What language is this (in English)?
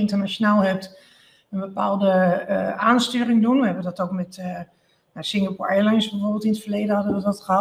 Dutch